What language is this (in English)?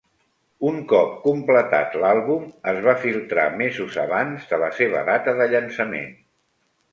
Catalan